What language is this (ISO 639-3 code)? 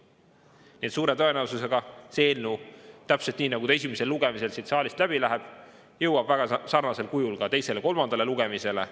est